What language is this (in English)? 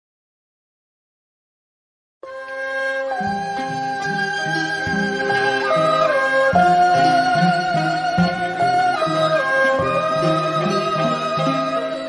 Vietnamese